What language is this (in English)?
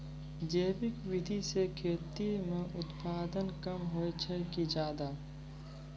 Maithili